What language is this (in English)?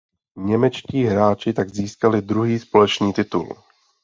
Czech